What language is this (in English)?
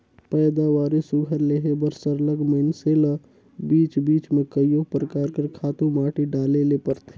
Chhattisgarhi